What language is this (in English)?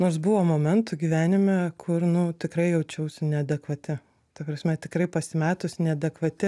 Lithuanian